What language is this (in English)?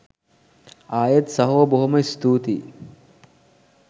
Sinhala